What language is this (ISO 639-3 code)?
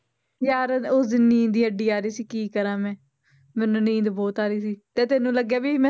pan